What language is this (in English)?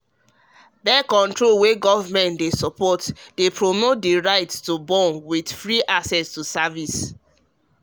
Nigerian Pidgin